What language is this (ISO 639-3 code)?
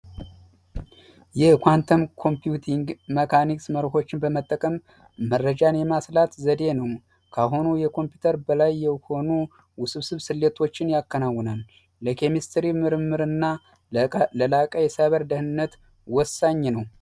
amh